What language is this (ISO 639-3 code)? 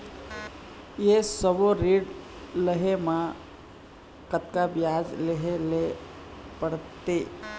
hne